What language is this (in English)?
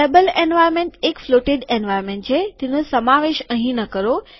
Gujarati